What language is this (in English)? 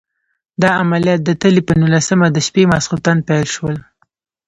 Pashto